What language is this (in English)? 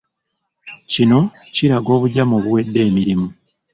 Ganda